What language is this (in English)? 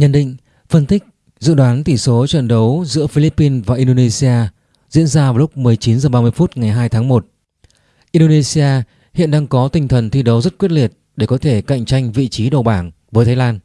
Vietnamese